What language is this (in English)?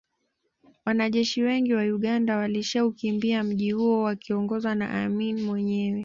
Swahili